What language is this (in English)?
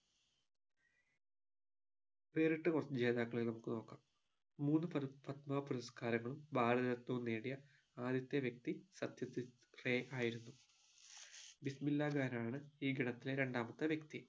Malayalam